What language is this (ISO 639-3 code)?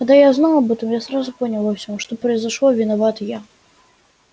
rus